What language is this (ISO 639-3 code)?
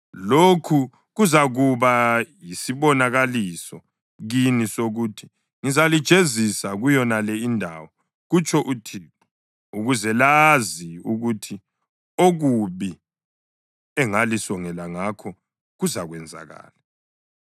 nde